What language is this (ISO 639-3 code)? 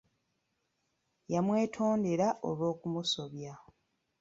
lug